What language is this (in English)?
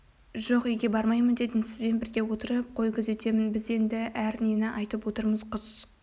Kazakh